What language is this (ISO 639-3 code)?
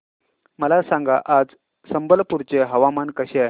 mar